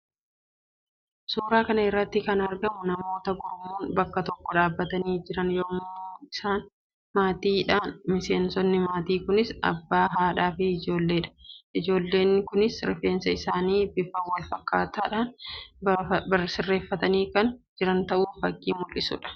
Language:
Oromo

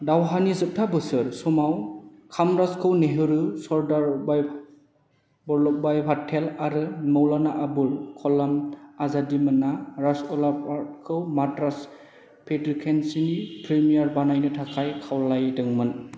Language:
Bodo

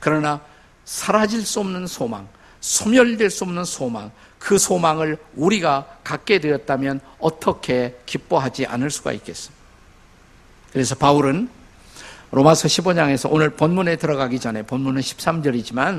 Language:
Korean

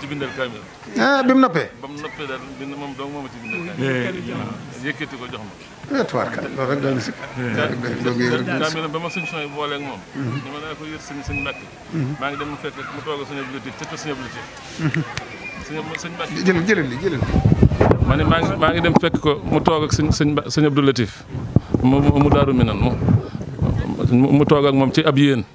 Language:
French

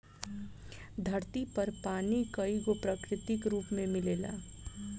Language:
Bhojpuri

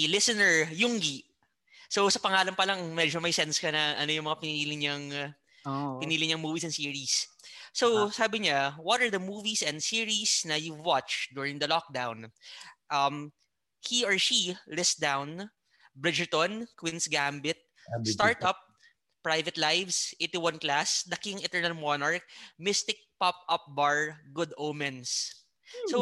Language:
Filipino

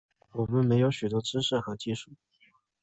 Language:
Chinese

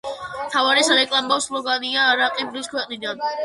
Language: Georgian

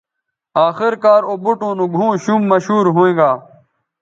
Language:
Bateri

